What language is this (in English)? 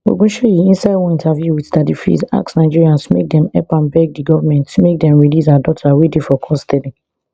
Nigerian Pidgin